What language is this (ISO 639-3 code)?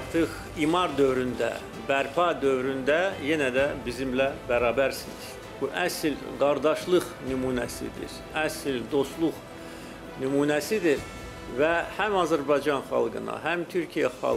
tur